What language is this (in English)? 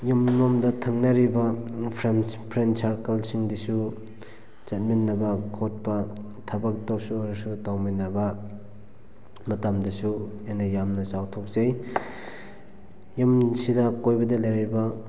Manipuri